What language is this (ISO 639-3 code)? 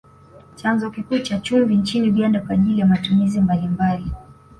swa